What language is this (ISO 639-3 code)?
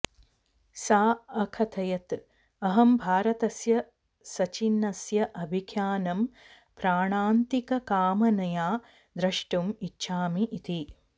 san